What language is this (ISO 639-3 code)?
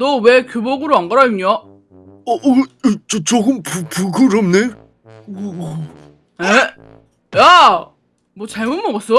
kor